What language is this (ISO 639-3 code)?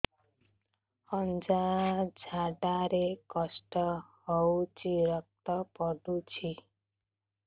ori